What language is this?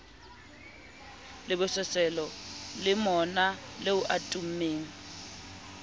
Southern Sotho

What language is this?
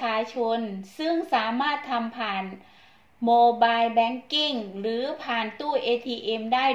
Thai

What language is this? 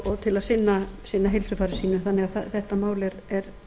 Icelandic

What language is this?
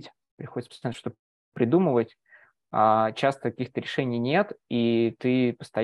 Russian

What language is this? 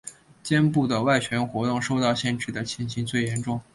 Chinese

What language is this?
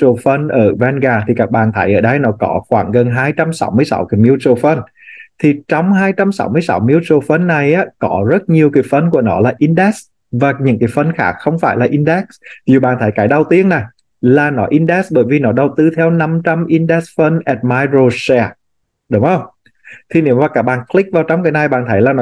Vietnamese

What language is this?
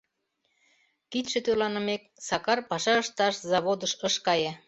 Mari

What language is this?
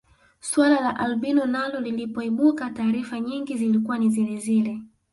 Swahili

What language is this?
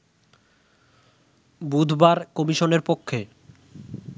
Bangla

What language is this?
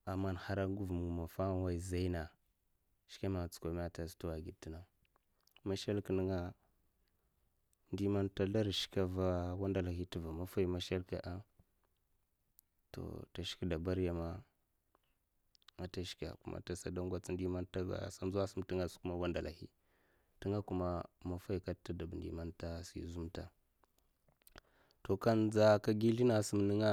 Mafa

